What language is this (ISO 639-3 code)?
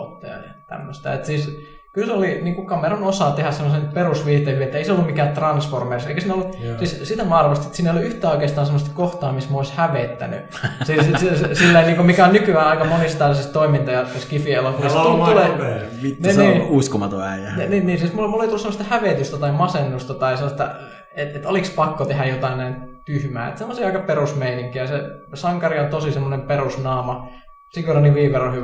fin